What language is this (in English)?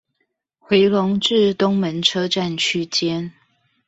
Chinese